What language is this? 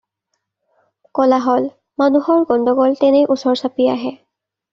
Assamese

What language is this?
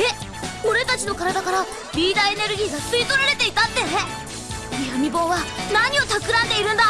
Japanese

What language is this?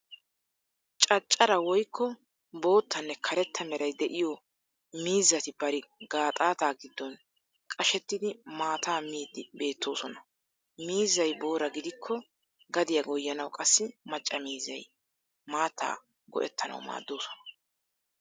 Wolaytta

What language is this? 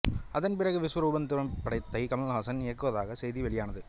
Tamil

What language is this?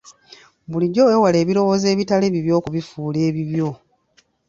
Ganda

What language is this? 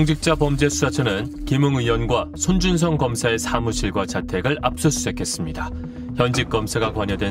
Korean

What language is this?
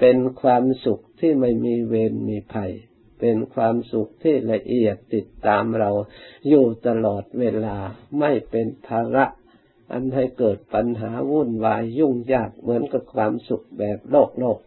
Thai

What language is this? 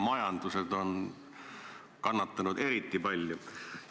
Estonian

